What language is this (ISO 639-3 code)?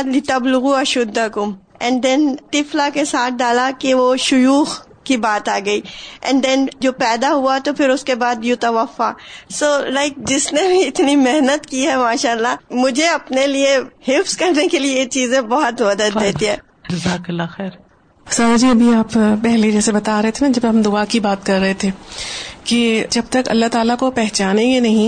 urd